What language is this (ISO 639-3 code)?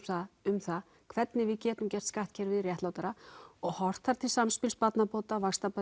isl